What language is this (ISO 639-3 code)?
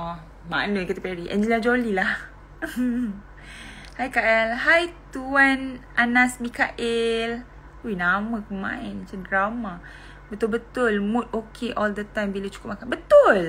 msa